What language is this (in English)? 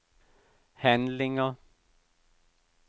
Danish